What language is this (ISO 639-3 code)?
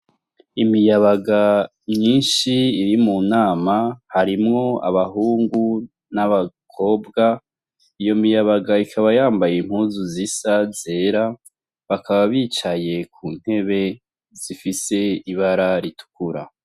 run